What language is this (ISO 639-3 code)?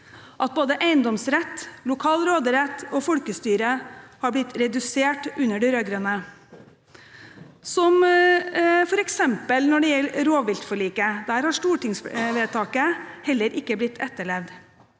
nor